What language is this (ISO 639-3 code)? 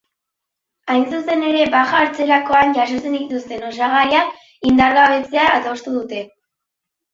eus